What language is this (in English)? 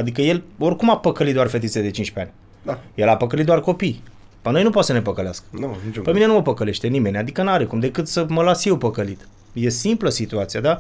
Romanian